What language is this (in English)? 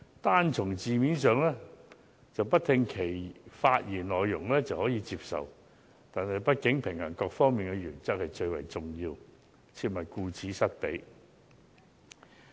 Cantonese